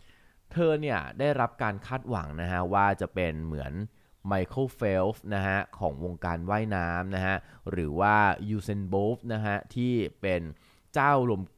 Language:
Thai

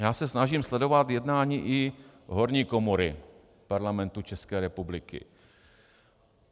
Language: Czech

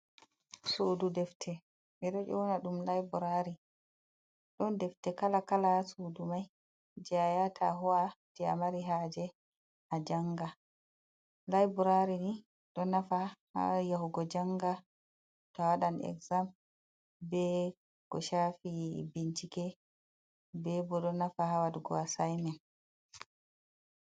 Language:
Fula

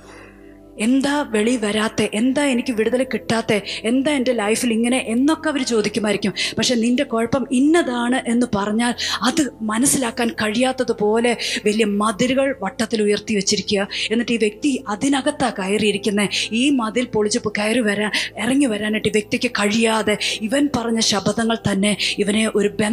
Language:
Malayalam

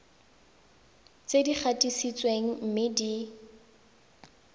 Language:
Tswana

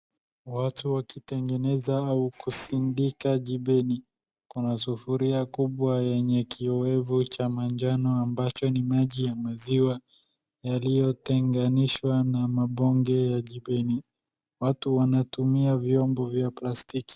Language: Swahili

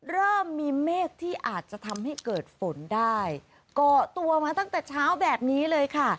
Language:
Thai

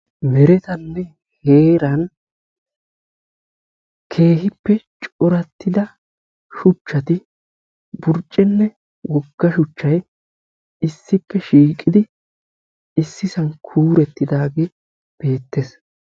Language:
Wolaytta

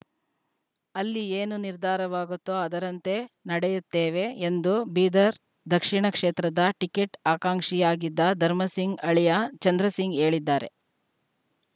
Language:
Kannada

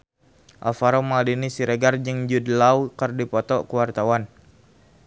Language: Sundanese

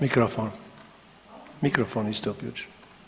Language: Croatian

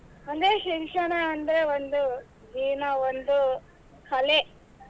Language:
Kannada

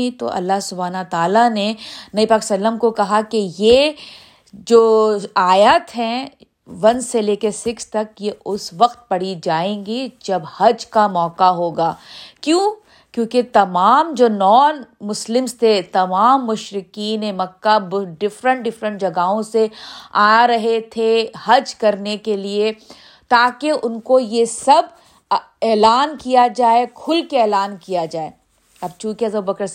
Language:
Urdu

